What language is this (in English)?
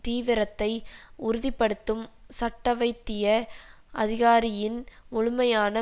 Tamil